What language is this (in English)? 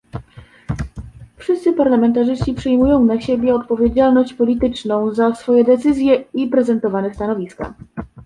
Polish